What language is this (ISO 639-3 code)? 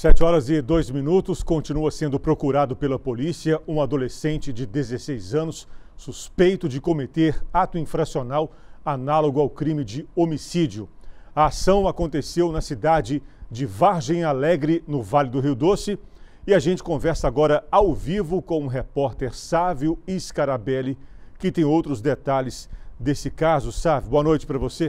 por